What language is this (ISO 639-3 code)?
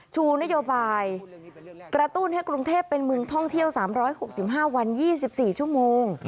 tha